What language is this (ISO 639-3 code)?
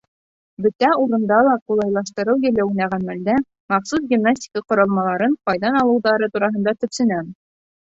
bak